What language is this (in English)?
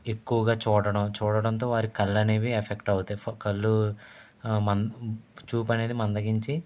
Telugu